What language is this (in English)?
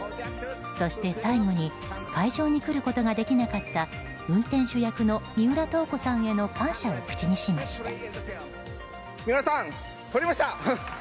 Japanese